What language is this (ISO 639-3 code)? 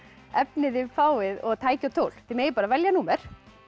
isl